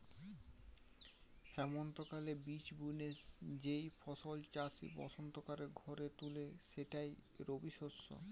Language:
Bangla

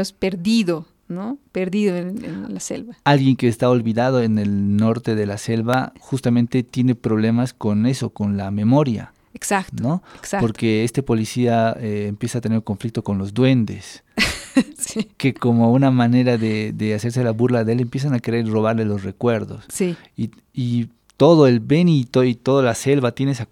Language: Spanish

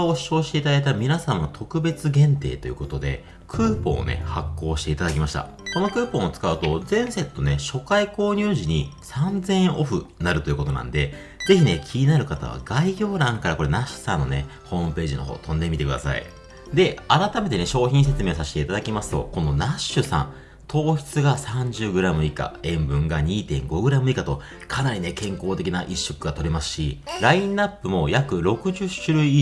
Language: Japanese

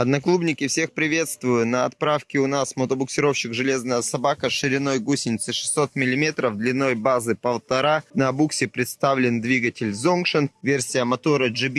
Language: Russian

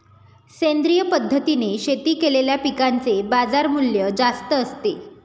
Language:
Marathi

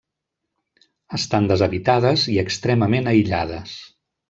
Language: Catalan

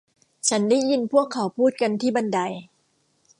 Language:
Thai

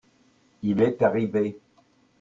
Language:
French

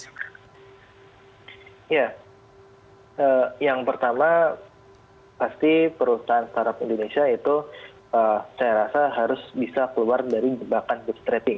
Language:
Indonesian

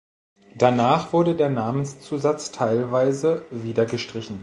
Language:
German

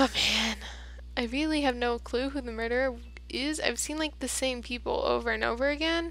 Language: English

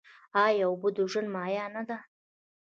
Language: Pashto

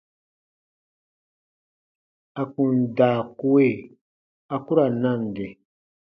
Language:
Baatonum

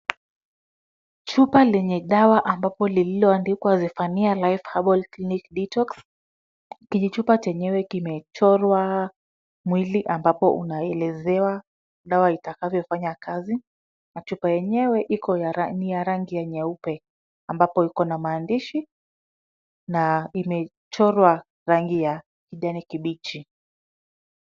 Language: Swahili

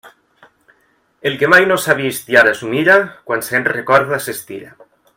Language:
Catalan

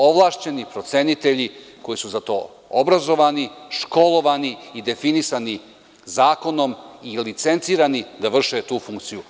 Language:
Serbian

